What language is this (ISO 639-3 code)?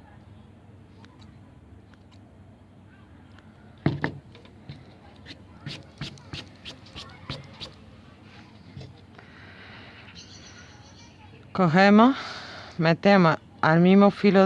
spa